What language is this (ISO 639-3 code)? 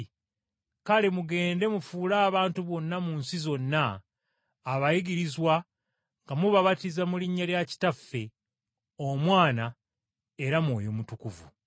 lug